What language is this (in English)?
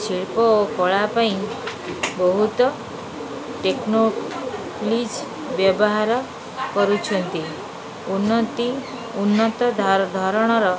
Odia